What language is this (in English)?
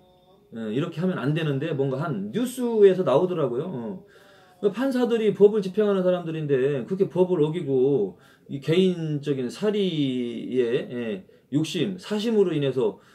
Korean